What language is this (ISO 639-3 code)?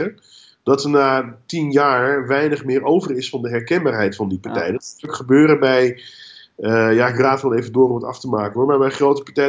nld